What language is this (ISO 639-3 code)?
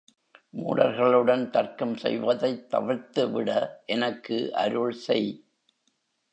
tam